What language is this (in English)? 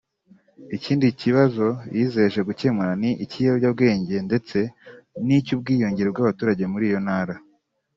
Kinyarwanda